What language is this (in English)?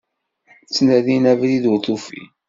Kabyle